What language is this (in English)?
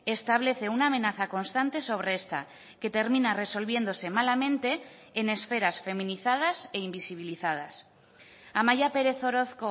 Spanish